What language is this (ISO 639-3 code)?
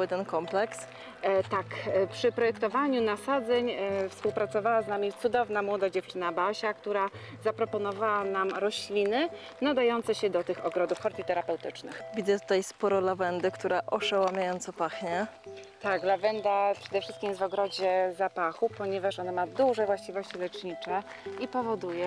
pol